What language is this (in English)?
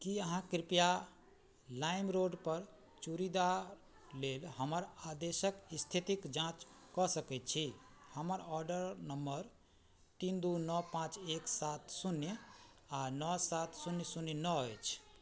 Maithili